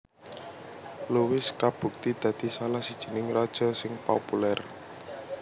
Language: Javanese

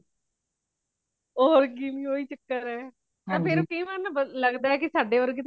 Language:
Punjabi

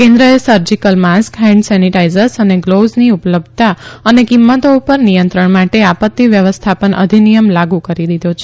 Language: Gujarati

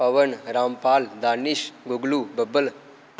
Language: Dogri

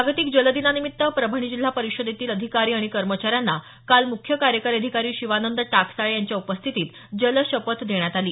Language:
Marathi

